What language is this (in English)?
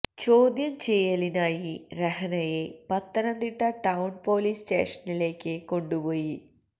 Malayalam